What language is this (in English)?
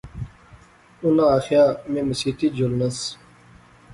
Pahari-Potwari